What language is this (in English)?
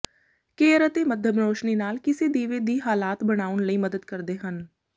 Punjabi